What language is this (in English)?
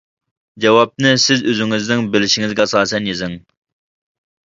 Uyghur